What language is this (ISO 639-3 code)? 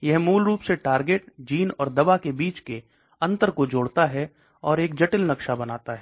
hin